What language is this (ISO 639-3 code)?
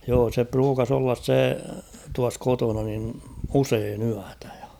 fin